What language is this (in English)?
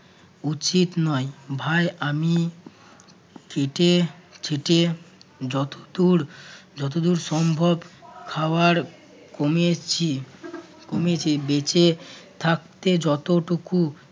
Bangla